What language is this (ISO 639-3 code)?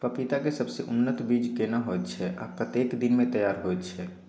mai